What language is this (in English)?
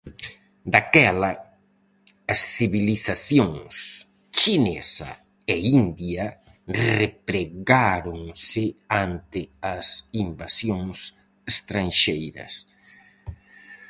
Galician